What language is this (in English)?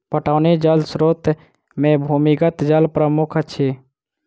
Maithili